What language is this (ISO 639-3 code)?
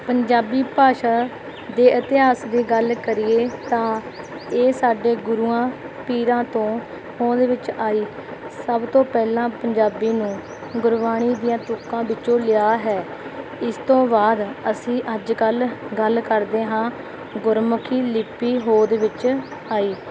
pan